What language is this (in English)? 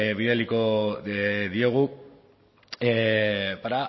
Basque